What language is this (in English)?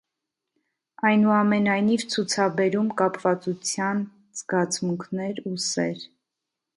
Armenian